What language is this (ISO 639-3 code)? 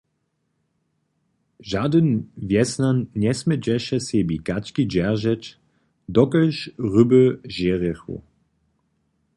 hsb